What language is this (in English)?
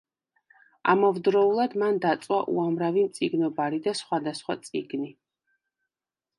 Georgian